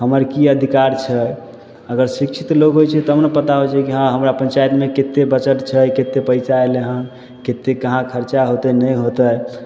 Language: Maithili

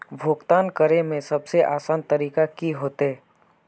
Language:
Magahi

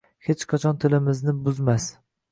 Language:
Uzbek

